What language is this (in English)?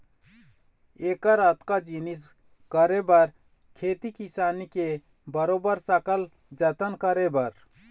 Chhattisgarhi